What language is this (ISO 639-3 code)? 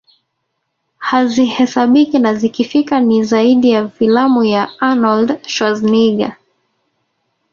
swa